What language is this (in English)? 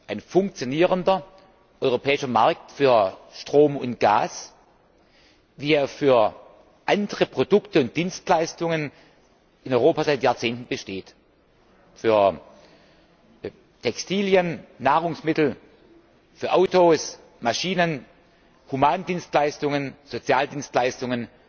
German